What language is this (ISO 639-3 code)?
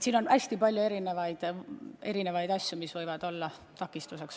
est